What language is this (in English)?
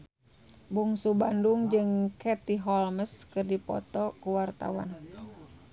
Sundanese